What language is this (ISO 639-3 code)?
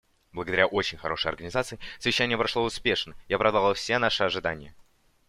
rus